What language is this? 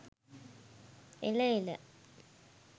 Sinhala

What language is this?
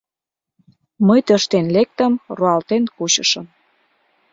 Mari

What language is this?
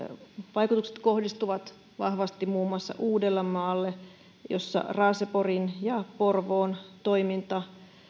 Finnish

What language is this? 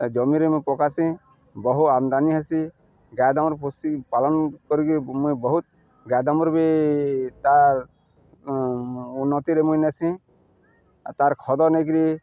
Odia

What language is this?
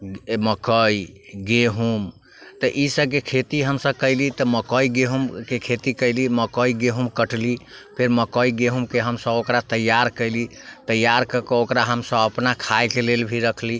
Maithili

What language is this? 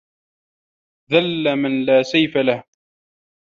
Arabic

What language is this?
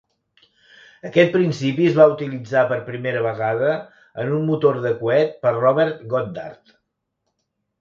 Catalan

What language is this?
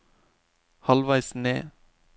Norwegian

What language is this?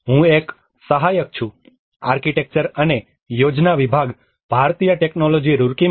Gujarati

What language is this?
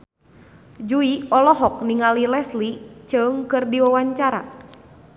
Sundanese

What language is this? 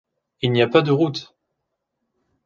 French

